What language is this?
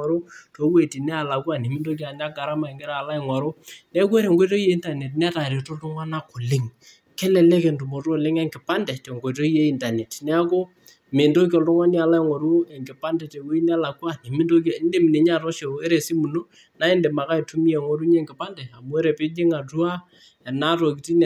Masai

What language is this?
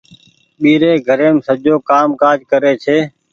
Goaria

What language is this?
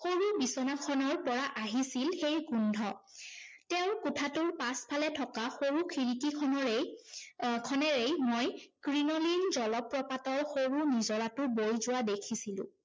Assamese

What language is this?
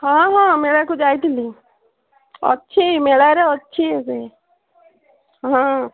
Odia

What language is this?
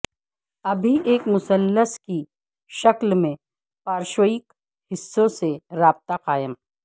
Urdu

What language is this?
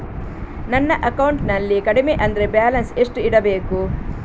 Kannada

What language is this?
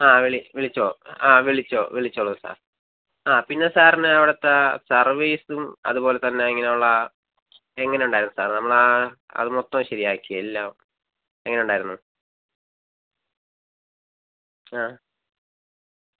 Malayalam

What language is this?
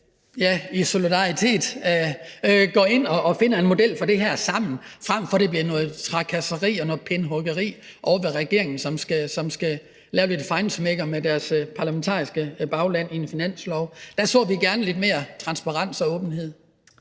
Danish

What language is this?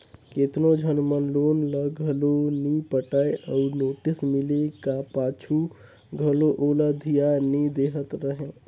Chhattisgarhi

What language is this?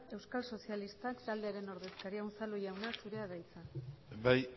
Basque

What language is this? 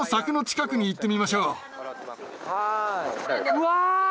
Japanese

